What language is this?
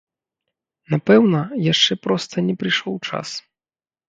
Belarusian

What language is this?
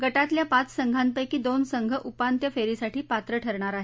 Marathi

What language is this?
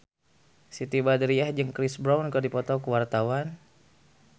Sundanese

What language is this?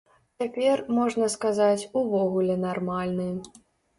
Belarusian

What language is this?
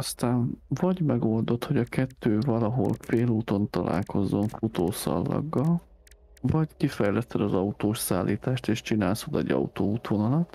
Hungarian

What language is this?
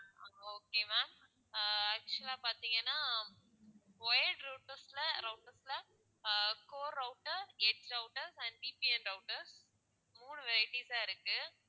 Tamil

